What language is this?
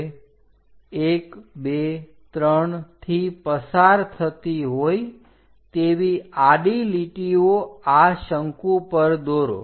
Gujarati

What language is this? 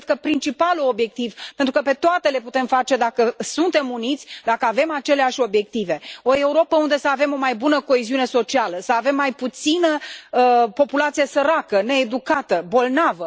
Romanian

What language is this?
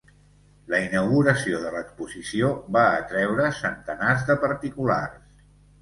Catalan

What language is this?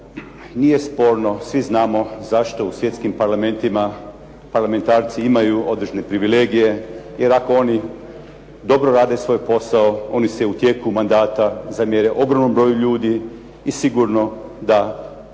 Croatian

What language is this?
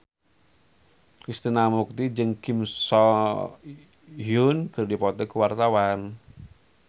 Sundanese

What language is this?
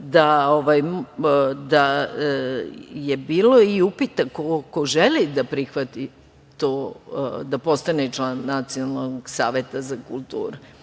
Serbian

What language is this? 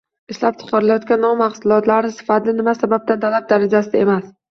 Uzbek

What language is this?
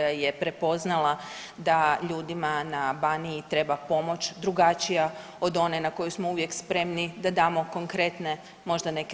Croatian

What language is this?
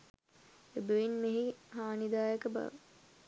Sinhala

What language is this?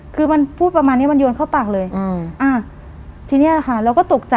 Thai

